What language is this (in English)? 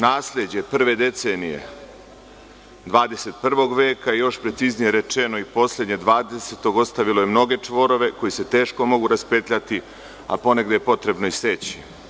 Serbian